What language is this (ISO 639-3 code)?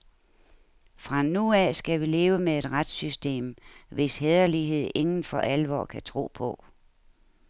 dan